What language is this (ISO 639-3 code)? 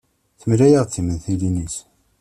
kab